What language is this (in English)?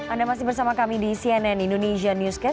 Indonesian